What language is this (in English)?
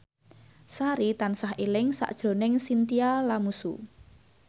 Javanese